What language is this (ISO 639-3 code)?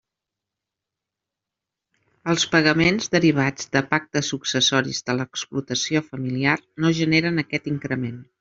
cat